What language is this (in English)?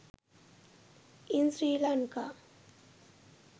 Sinhala